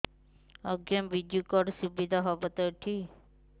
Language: Odia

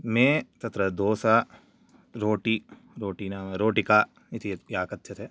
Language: Sanskrit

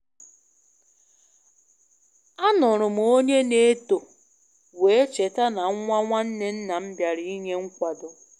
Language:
Igbo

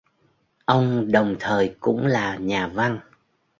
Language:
Vietnamese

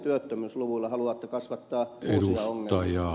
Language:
Finnish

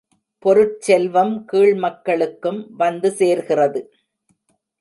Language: Tamil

